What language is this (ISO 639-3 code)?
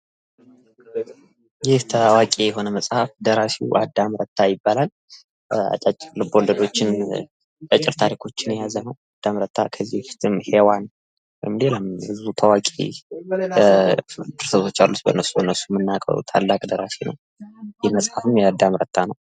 amh